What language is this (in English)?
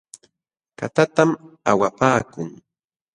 Jauja Wanca Quechua